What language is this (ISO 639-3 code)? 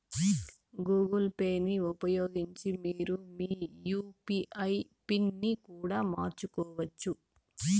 tel